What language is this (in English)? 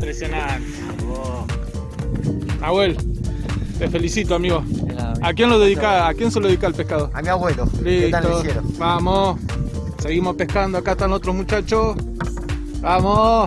Spanish